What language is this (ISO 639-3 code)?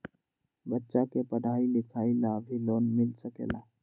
mag